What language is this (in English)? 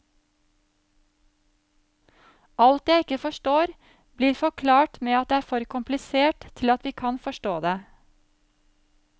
Norwegian